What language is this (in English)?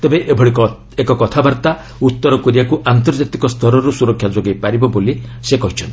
Odia